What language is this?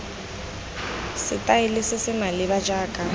Tswana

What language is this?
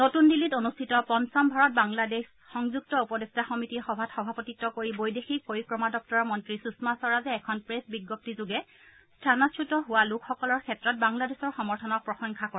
Assamese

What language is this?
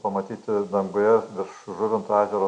Lithuanian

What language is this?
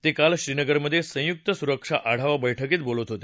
Marathi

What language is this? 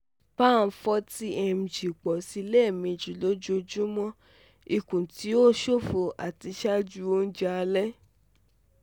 Yoruba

